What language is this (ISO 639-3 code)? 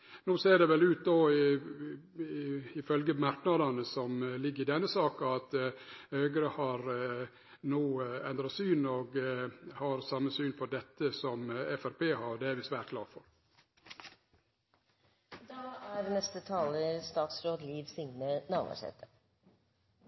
nno